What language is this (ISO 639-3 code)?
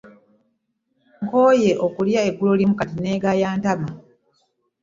lug